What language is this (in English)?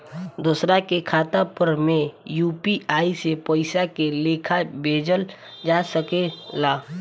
Bhojpuri